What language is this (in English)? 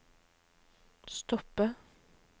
Norwegian